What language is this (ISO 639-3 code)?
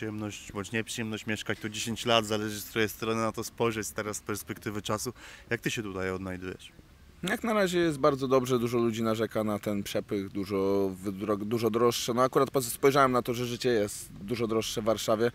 pol